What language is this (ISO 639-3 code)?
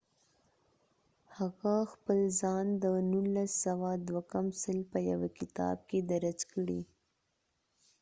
pus